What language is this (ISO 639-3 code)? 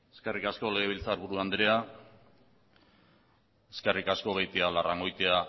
eus